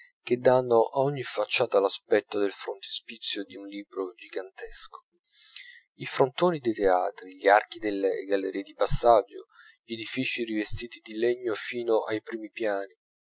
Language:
Italian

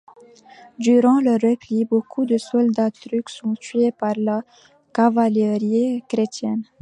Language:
French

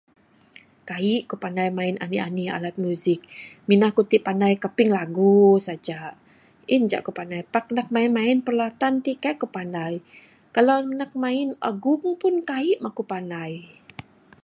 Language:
Bukar-Sadung Bidayuh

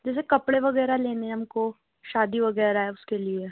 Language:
Urdu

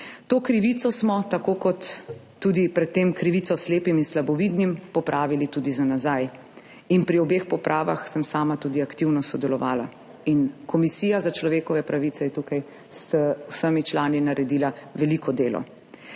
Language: Slovenian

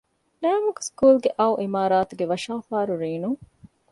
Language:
Divehi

